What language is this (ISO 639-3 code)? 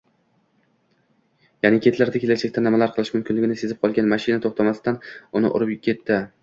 uzb